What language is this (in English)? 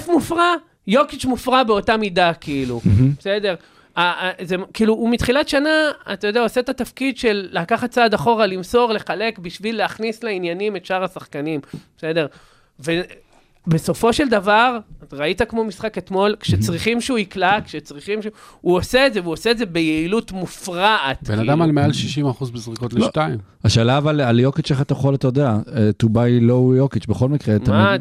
Hebrew